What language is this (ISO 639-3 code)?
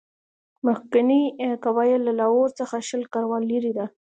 pus